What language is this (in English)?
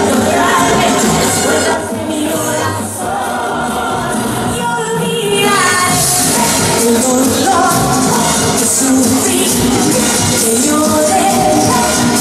Greek